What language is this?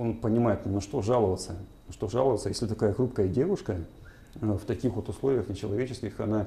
Russian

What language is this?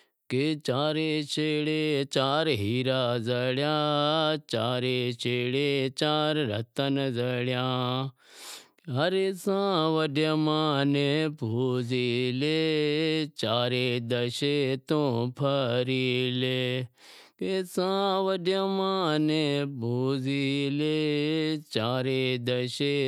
Wadiyara Koli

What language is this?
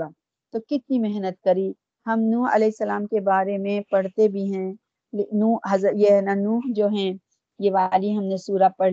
Urdu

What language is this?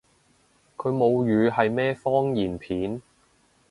Cantonese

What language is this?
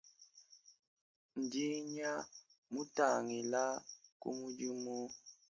Luba-Lulua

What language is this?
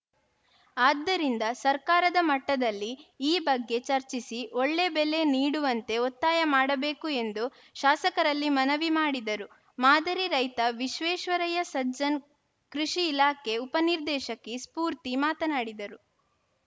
Kannada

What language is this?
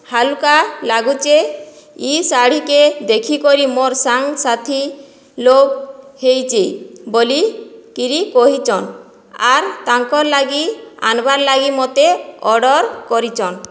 Odia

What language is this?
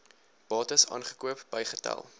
Afrikaans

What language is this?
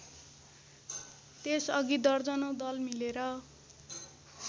Nepali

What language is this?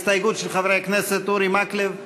Hebrew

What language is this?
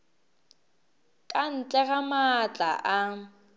Northern Sotho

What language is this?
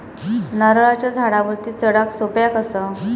Marathi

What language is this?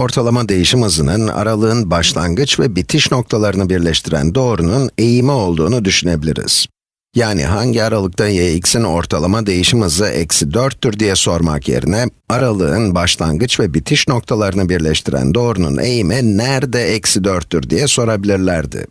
Turkish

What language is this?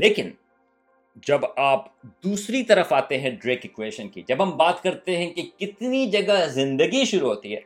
Urdu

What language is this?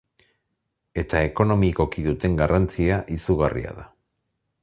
Basque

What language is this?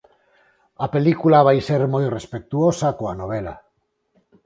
Galician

